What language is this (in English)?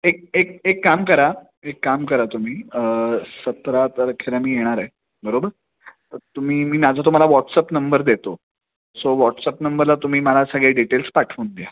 Marathi